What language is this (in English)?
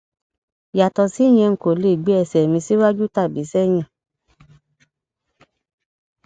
Yoruba